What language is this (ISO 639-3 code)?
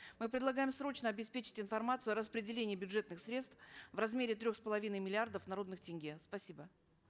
kaz